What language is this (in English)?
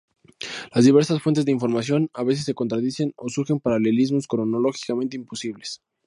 Spanish